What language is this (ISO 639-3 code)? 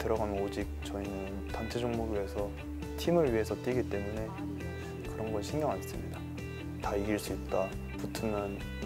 kor